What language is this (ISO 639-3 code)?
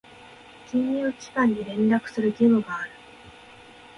jpn